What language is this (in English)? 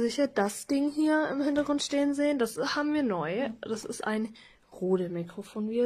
German